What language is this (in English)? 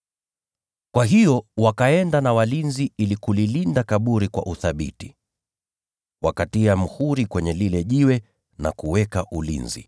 Swahili